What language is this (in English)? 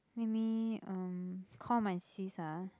English